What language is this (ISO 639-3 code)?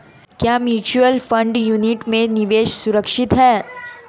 hin